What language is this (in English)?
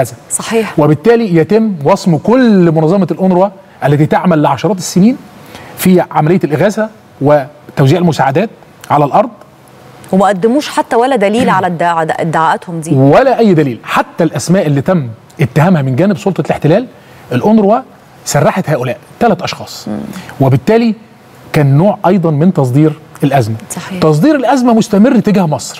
Arabic